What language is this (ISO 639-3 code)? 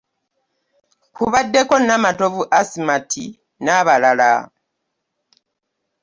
lug